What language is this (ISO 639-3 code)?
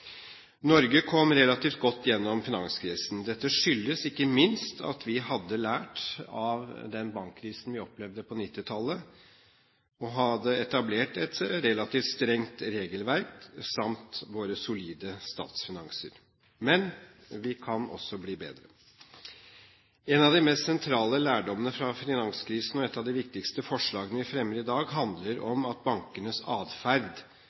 nob